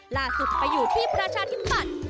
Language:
Thai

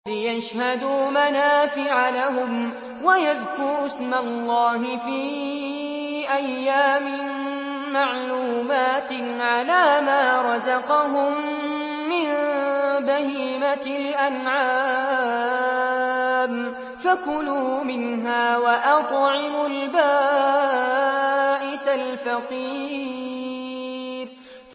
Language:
Arabic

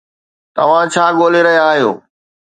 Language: Sindhi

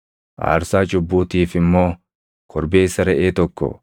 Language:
Oromo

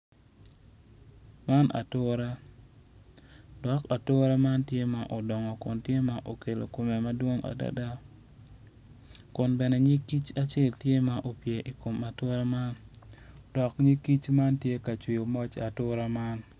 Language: Acoli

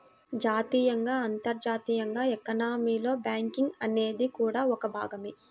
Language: Telugu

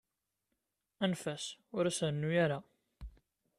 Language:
Kabyle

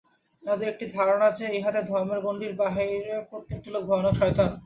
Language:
Bangla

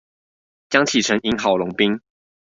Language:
Chinese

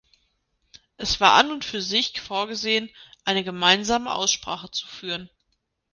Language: German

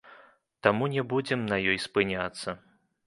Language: Belarusian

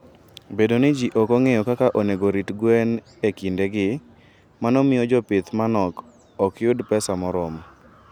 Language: Luo (Kenya and Tanzania)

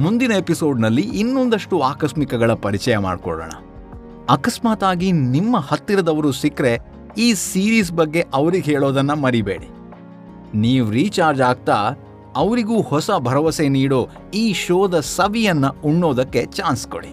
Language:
Kannada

